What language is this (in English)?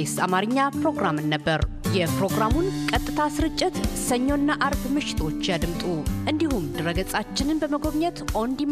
Amharic